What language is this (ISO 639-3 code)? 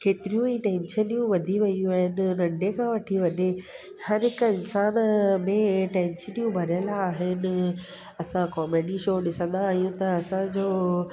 snd